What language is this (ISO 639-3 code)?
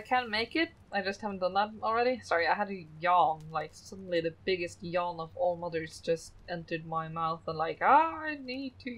eng